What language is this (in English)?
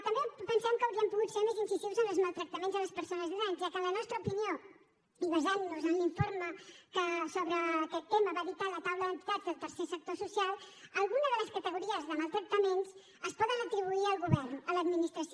Catalan